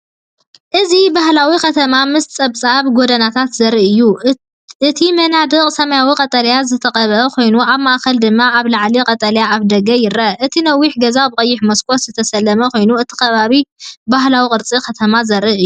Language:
Tigrinya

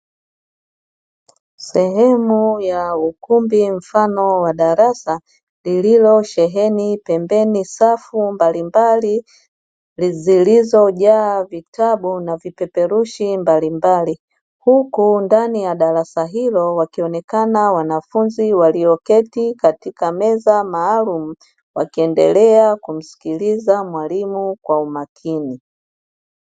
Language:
Swahili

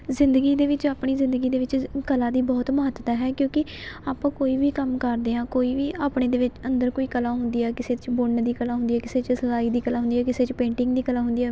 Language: Punjabi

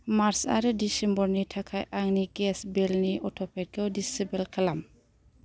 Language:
Bodo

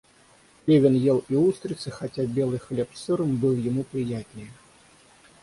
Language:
Russian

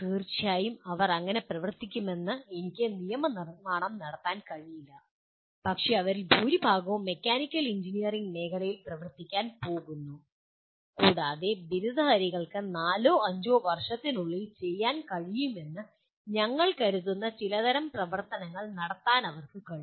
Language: Malayalam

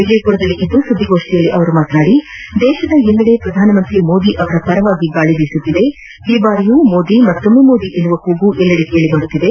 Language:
Kannada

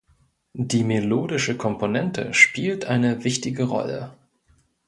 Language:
German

